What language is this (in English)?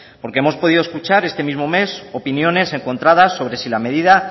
Spanish